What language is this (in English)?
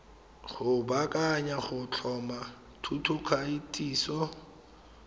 Tswana